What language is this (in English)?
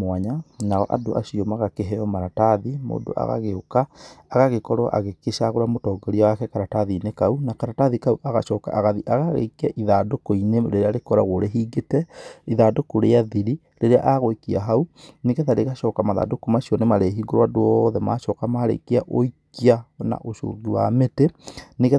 Kikuyu